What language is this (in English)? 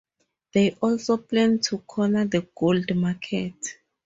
English